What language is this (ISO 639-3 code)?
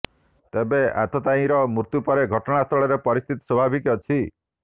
ori